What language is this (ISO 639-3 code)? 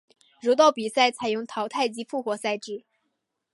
zho